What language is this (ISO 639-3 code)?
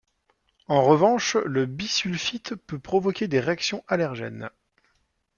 fra